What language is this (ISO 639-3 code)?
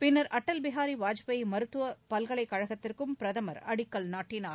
tam